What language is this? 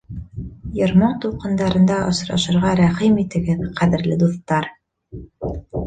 Bashkir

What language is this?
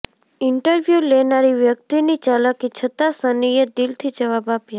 Gujarati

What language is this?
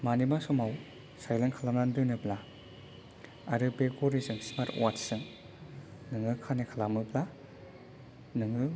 Bodo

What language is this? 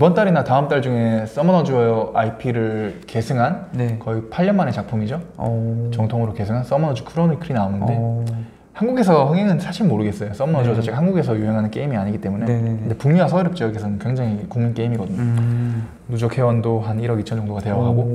Korean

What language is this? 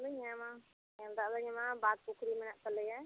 Santali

